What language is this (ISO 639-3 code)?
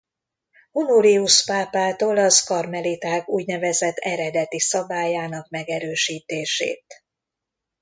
hun